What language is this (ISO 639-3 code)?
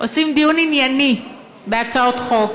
heb